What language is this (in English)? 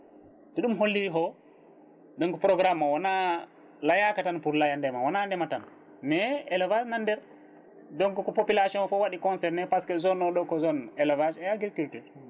Fula